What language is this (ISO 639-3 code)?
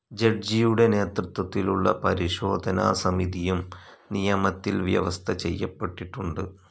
mal